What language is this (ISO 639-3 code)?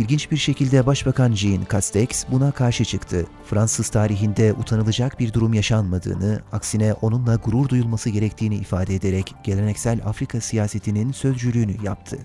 tur